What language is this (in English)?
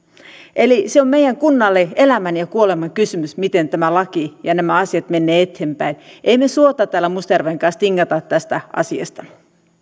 Finnish